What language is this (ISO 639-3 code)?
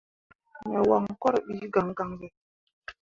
mua